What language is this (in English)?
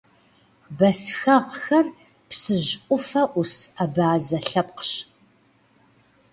Kabardian